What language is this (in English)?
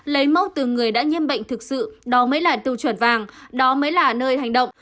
Vietnamese